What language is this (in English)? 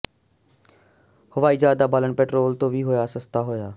Punjabi